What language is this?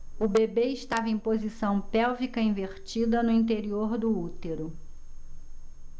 Portuguese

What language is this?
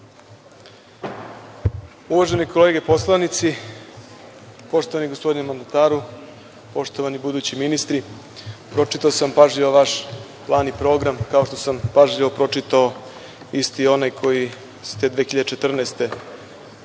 Serbian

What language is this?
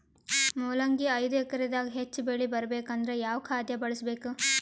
Kannada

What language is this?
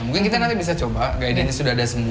Indonesian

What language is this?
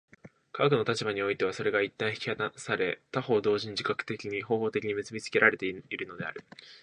Japanese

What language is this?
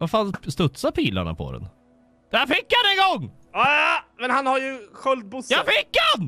Swedish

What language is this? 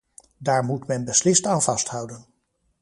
Dutch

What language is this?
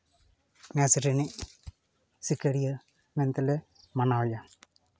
Santali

